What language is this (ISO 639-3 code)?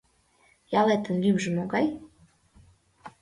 chm